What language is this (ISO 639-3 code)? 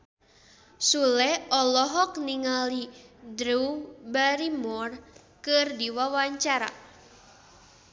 sun